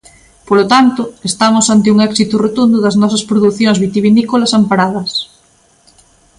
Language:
Galician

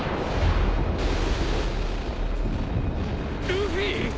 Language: Japanese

